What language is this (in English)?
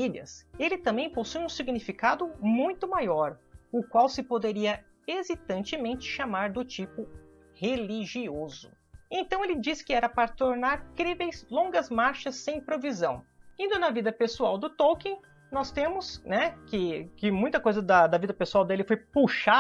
Portuguese